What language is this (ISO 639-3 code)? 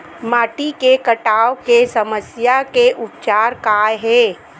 hne